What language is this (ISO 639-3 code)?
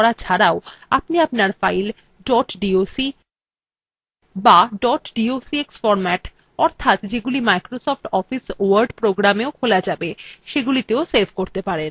ben